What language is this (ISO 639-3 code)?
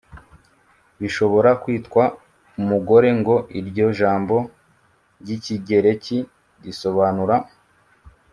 kin